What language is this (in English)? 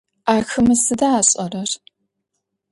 Adyghe